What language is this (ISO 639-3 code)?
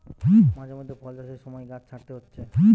ben